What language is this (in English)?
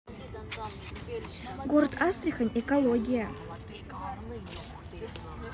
Russian